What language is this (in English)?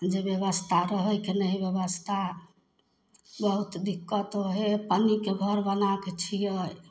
Maithili